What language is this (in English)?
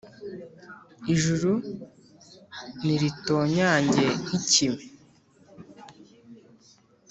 Kinyarwanda